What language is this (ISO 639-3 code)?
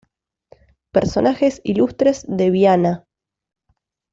spa